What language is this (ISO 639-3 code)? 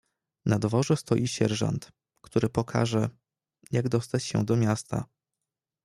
pol